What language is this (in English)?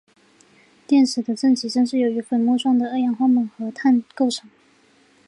Chinese